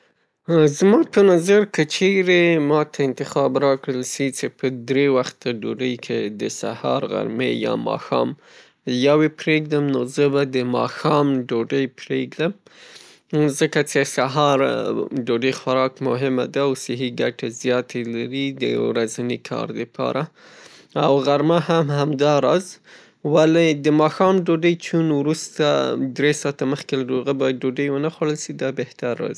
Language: Pashto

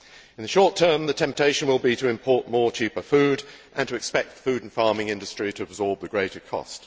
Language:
English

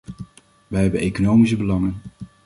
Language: Dutch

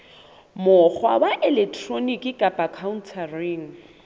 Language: Southern Sotho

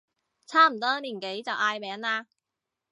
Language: Cantonese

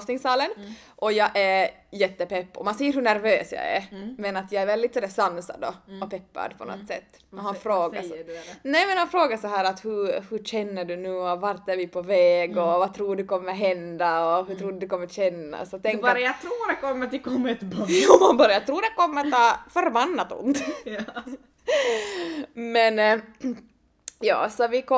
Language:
Swedish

